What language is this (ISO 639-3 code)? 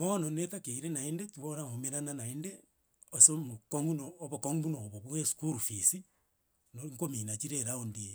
guz